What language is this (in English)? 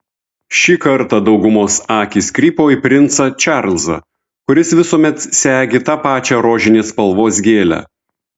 Lithuanian